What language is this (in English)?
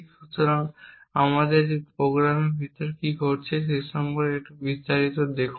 Bangla